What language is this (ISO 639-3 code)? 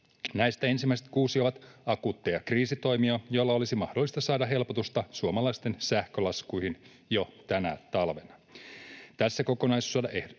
fin